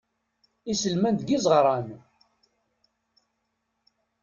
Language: Kabyle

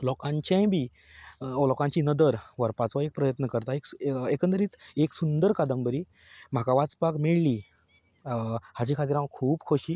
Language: Konkani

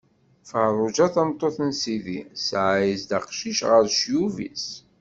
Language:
Kabyle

